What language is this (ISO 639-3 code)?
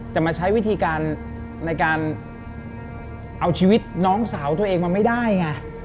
tha